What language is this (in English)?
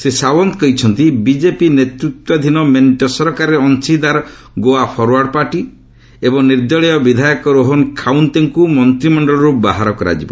Odia